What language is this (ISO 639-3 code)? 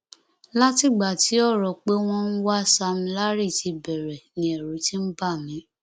yor